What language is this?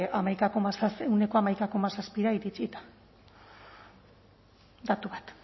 Basque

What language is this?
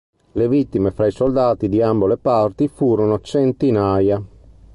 Italian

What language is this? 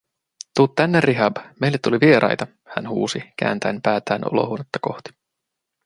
Finnish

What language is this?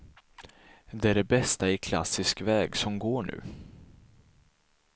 Swedish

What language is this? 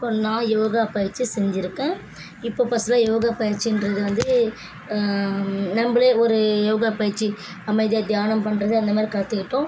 Tamil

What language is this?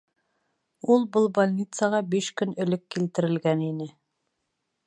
Bashkir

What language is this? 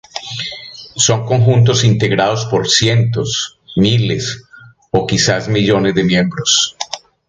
Spanish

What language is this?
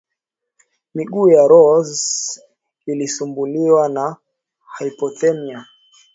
Swahili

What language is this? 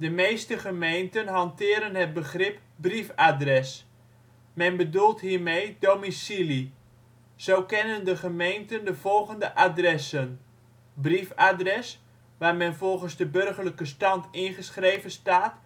Dutch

